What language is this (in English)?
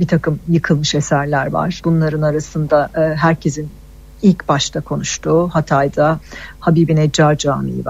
Turkish